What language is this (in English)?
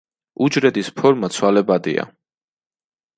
Georgian